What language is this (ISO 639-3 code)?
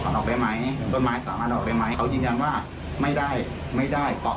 tha